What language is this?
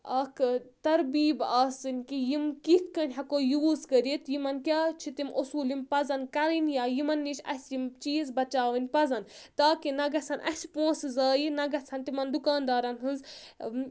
Kashmiri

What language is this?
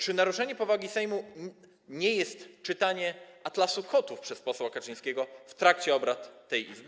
Polish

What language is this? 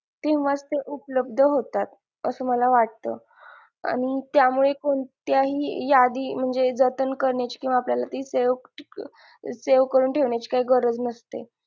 Marathi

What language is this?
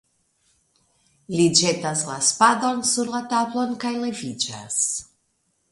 Esperanto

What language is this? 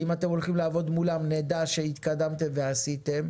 Hebrew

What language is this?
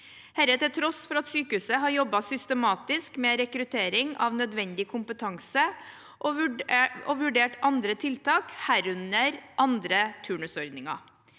Norwegian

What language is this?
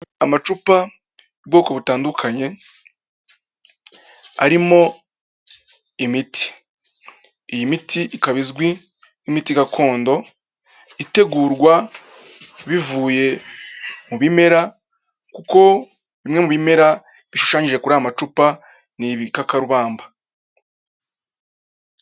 Kinyarwanda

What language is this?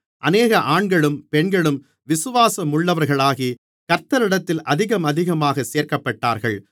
Tamil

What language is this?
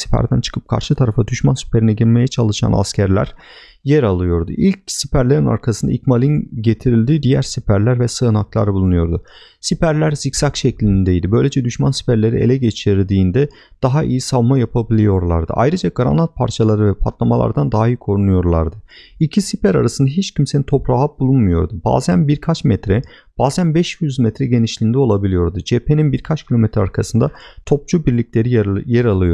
Turkish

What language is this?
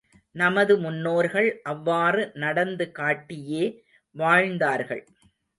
Tamil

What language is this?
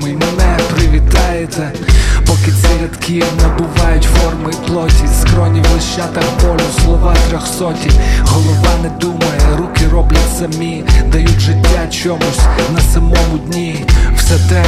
Ukrainian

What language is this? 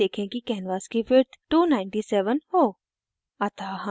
Hindi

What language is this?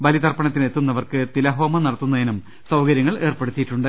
Malayalam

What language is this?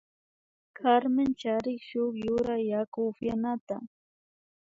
Imbabura Highland Quichua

